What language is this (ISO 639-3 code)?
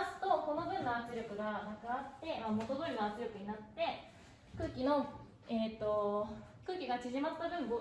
jpn